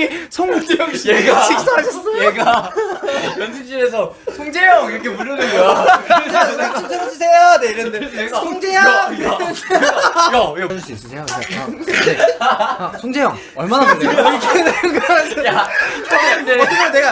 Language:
Korean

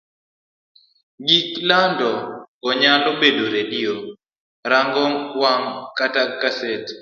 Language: Luo (Kenya and Tanzania)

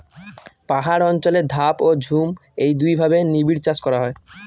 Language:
Bangla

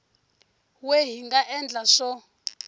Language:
Tsonga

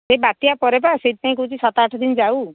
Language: Odia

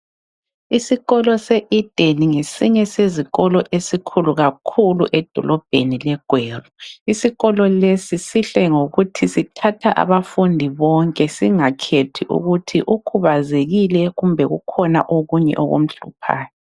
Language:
North Ndebele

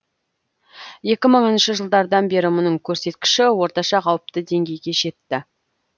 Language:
Kazakh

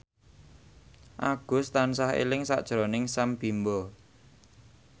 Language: Javanese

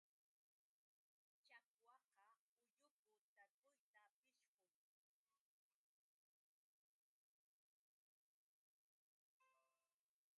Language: Yauyos Quechua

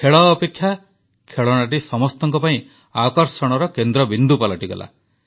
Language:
Odia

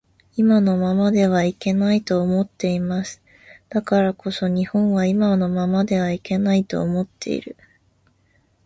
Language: Japanese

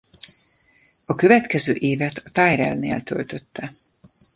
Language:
Hungarian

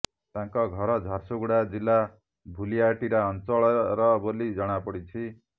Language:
Odia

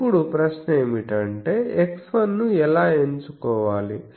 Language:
Telugu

